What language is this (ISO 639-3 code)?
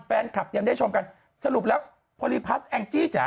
tha